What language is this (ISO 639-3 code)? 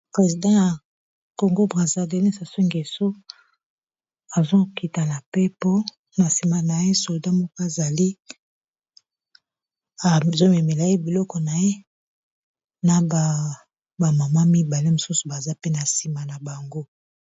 lin